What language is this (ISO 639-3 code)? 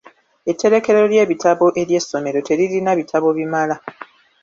lug